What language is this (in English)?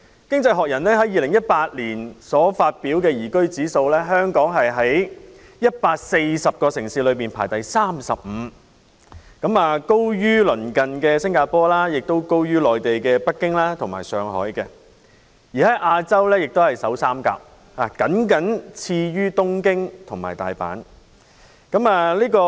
Cantonese